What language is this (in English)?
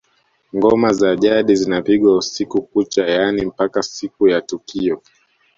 Swahili